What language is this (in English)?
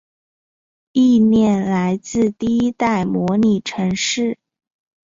Chinese